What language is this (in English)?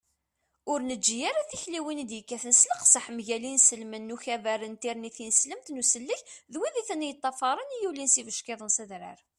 Kabyle